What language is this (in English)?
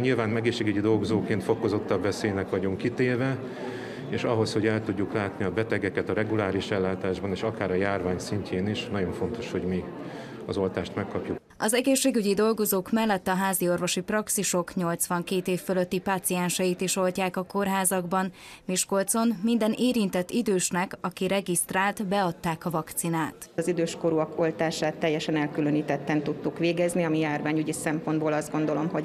Hungarian